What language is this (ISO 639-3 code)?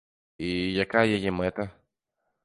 bel